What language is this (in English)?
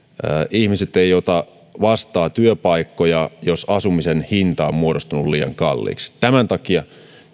Finnish